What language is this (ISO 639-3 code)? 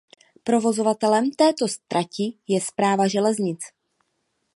ces